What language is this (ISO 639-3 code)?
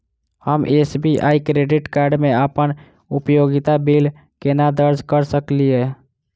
mai